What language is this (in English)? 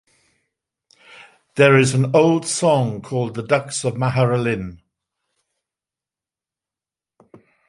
English